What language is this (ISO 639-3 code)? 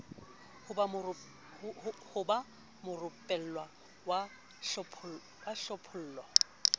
sot